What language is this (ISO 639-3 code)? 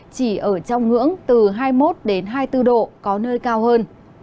vie